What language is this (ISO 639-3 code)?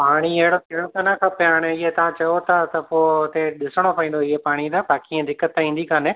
snd